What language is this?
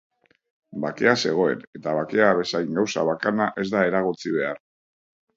Basque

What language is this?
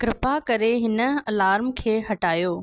Sindhi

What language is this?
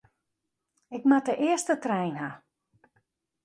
Western Frisian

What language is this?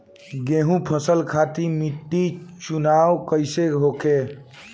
Bhojpuri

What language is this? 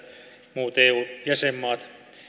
Finnish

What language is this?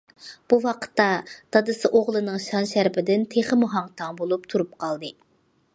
Uyghur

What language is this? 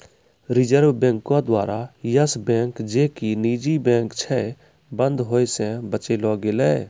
Maithili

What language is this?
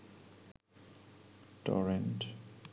Bangla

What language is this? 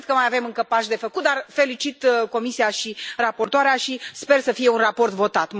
Romanian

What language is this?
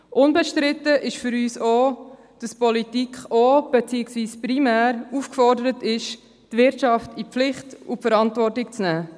Swiss German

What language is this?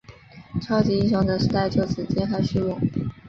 Chinese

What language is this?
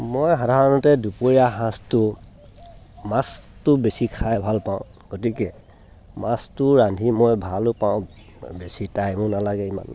Assamese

